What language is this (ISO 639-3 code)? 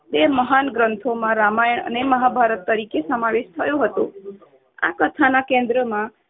guj